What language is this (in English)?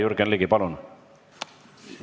Estonian